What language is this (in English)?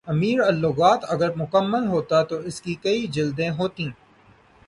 Urdu